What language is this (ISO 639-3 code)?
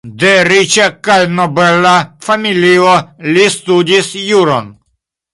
epo